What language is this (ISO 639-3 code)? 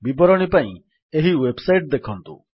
ori